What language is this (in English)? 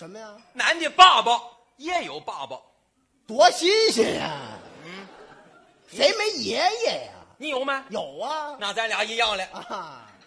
Chinese